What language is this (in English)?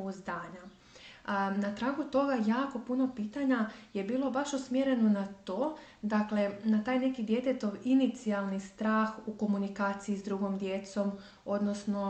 Croatian